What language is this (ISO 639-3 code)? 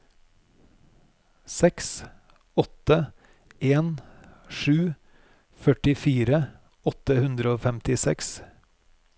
nor